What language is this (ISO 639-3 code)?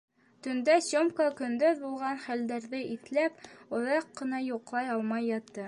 bak